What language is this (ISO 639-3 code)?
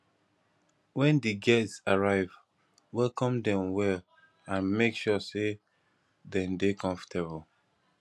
pcm